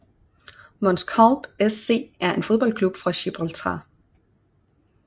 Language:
Danish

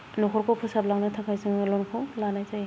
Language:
Bodo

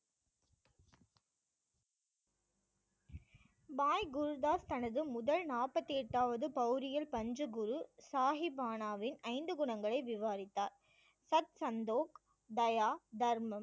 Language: Tamil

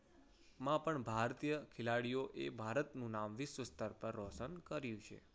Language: Gujarati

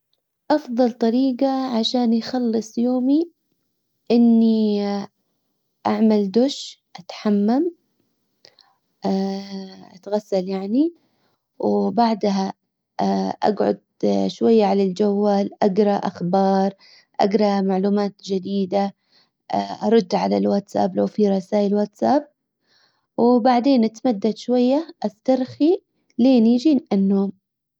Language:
Hijazi Arabic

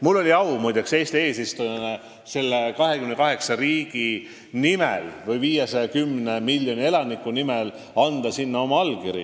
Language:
Estonian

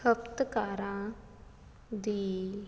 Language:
Punjabi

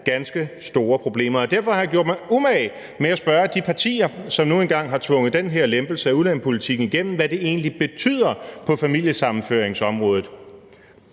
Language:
Danish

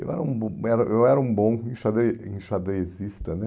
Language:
Portuguese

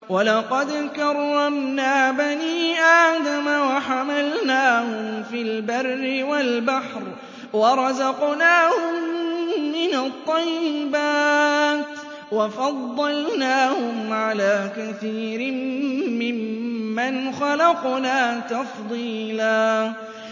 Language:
Arabic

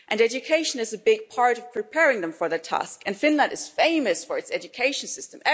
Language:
English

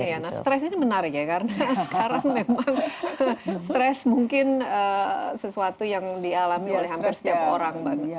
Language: Indonesian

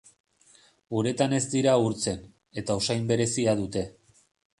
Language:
Basque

